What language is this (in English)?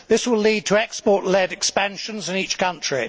English